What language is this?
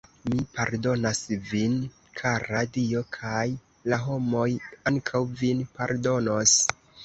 Esperanto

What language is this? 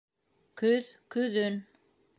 Bashkir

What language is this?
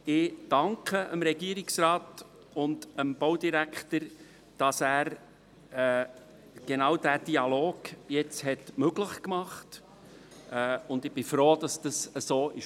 Swiss German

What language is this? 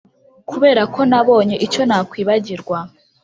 Kinyarwanda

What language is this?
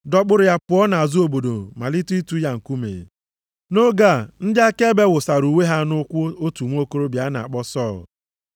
Igbo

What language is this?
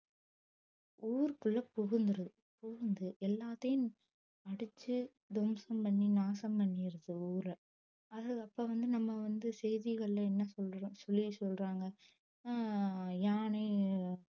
Tamil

